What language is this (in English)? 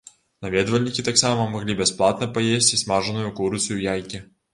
Belarusian